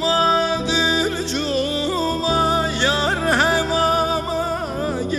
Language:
Arabic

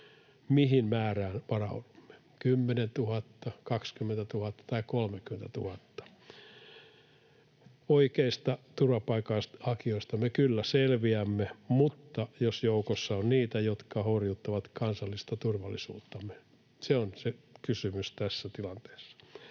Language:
Finnish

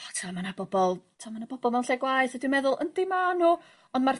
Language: Welsh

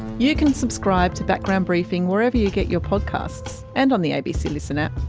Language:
English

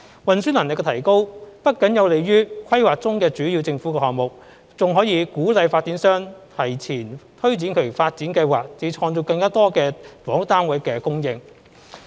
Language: Cantonese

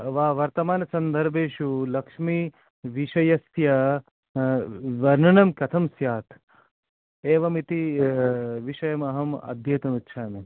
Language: Sanskrit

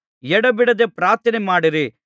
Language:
Kannada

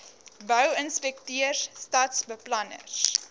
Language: Afrikaans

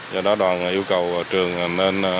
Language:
Vietnamese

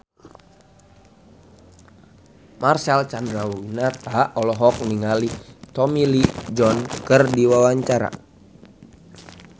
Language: Sundanese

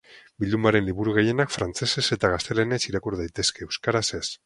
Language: Basque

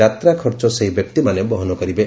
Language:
Odia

